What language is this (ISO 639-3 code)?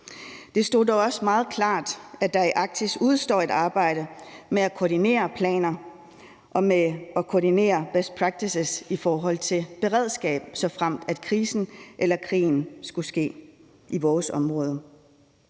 dan